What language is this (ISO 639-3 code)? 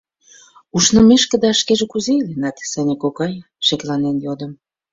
chm